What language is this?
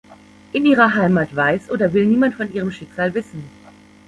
German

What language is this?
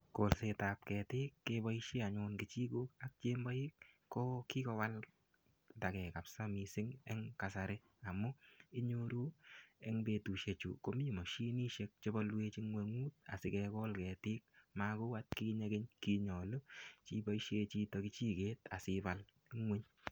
Kalenjin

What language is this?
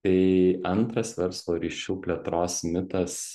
Lithuanian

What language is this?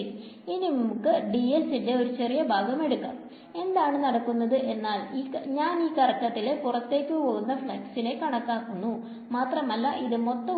Malayalam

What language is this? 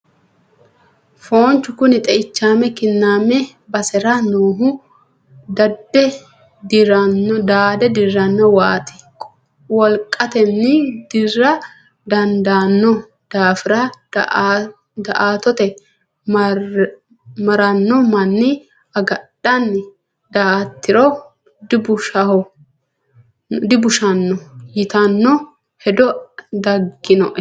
Sidamo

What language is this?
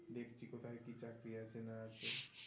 Bangla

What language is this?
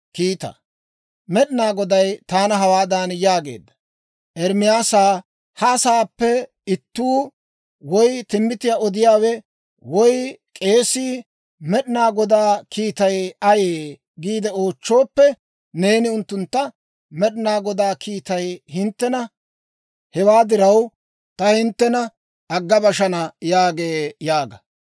Dawro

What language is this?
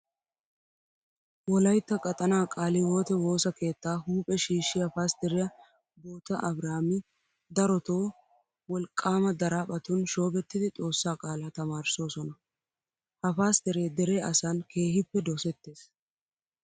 Wolaytta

